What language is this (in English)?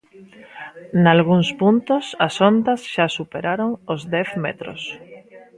Galician